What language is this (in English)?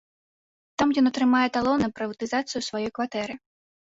Belarusian